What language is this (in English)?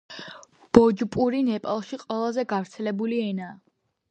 Georgian